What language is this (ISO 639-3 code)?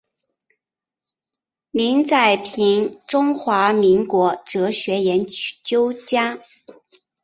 zho